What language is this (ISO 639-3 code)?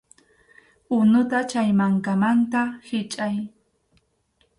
qxu